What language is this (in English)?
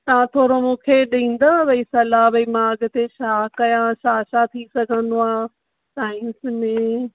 Sindhi